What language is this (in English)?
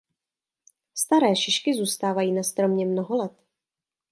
Czech